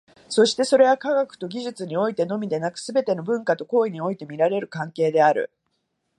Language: Japanese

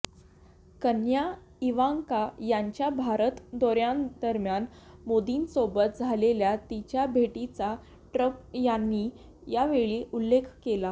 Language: Marathi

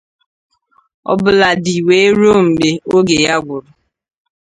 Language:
Igbo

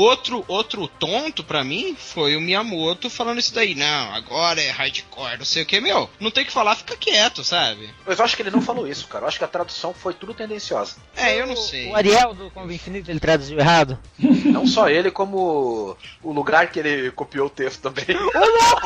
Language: Portuguese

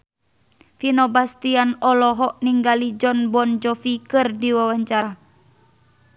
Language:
Sundanese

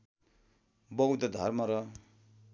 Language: Nepali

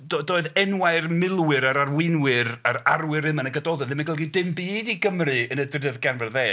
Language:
Welsh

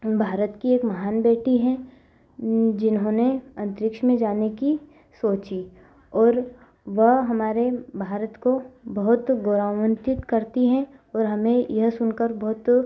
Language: Hindi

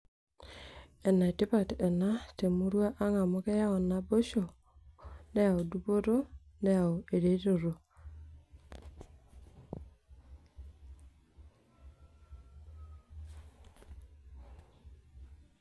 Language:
Masai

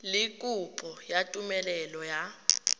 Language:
Tswana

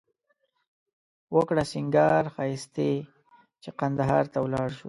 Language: Pashto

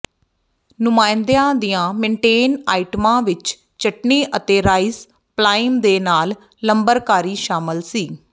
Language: Punjabi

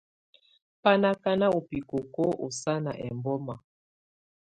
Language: Tunen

